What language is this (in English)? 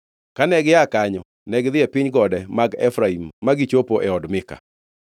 Luo (Kenya and Tanzania)